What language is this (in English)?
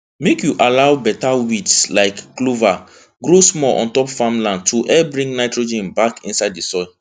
Nigerian Pidgin